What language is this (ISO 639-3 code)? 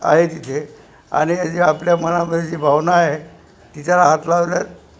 mar